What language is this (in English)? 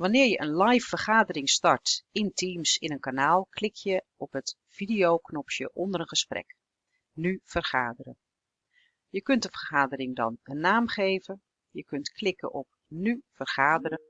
Dutch